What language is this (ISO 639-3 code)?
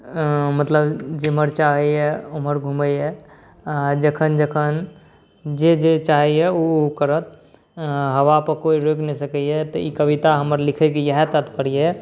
mai